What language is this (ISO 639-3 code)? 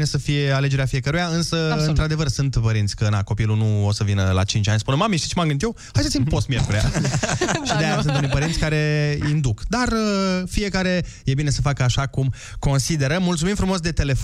ron